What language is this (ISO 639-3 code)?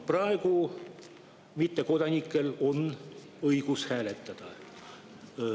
est